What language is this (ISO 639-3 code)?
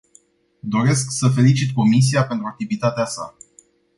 ron